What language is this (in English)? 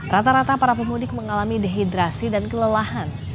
Indonesian